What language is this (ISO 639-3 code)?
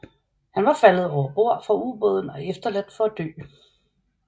dan